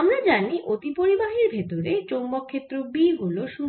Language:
Bangla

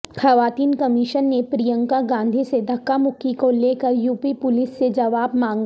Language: Urdu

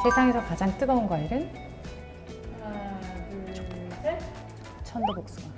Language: Korean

